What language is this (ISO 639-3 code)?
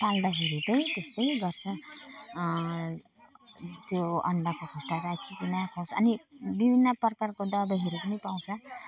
nep